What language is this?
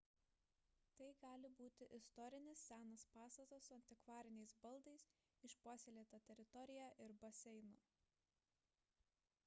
Lithuanian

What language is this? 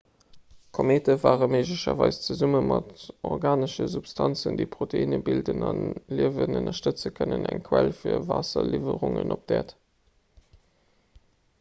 Luxembourgish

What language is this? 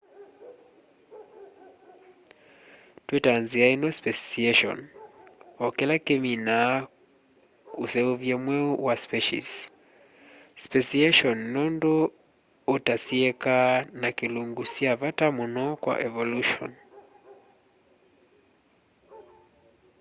Kamba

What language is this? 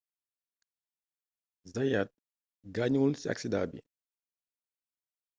Wolof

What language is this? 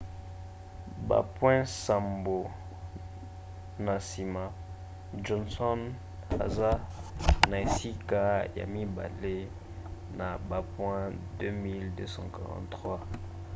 Lingala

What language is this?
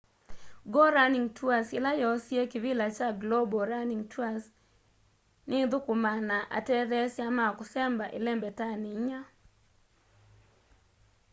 Kamba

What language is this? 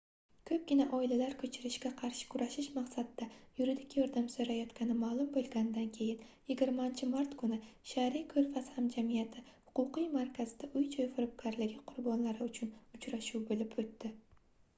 Uzbek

